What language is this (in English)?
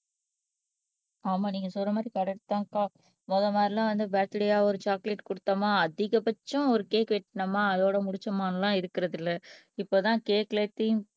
Tamil